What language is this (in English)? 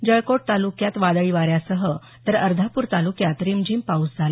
Marathi